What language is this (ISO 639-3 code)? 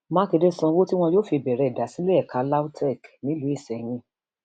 yor